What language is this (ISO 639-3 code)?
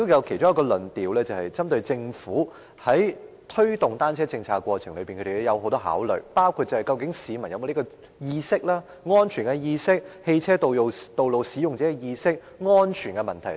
yue